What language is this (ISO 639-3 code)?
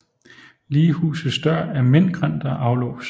dan